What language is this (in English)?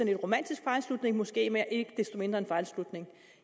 Danish